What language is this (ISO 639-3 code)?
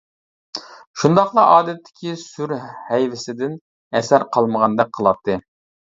uig